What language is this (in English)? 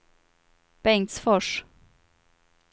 Swedish